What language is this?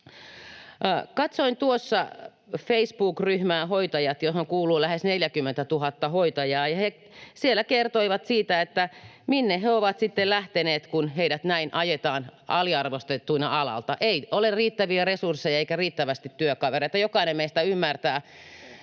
Finnish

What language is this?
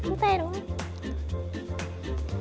Vietnamese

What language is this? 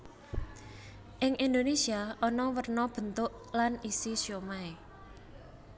Javanese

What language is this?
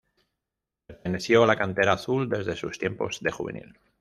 Spanish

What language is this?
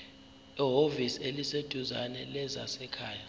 Zulu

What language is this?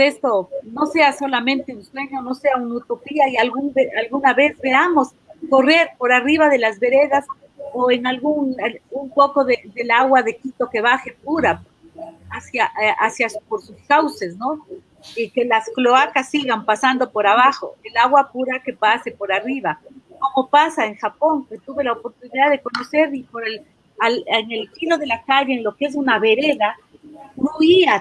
Spanish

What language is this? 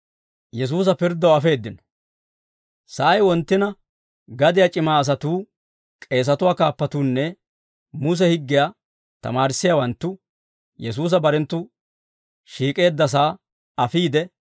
Dawro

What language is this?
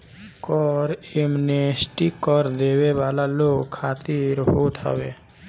Bhojpuri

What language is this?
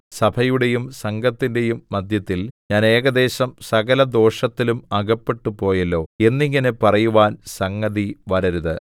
Malayalam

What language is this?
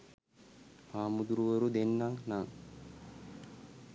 Sinhala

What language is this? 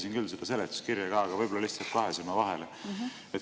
Estonian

